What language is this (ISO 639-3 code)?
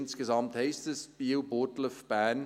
gsw